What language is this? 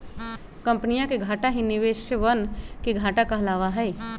Magahi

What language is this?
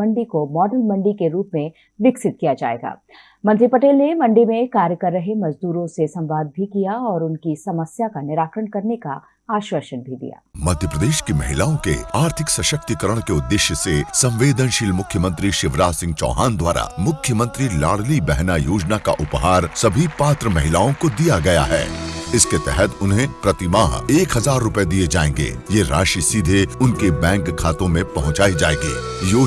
Hindi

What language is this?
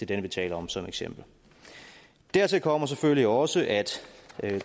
Danish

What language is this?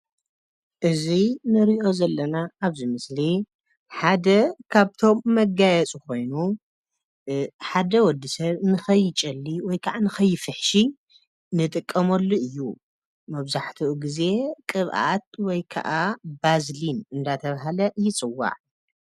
Tigrinya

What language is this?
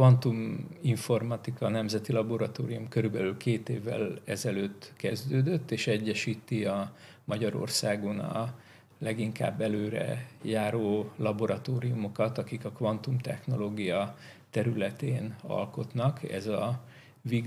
Hungarian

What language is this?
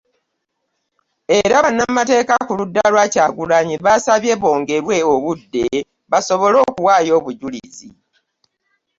Ganda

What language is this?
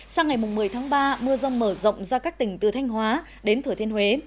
Vietnamese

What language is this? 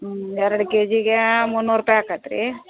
Kannada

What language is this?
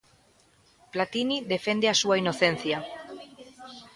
Galician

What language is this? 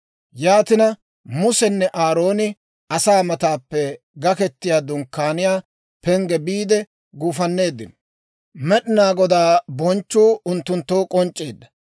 Dawro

